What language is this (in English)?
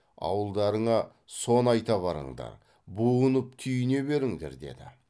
Kazakh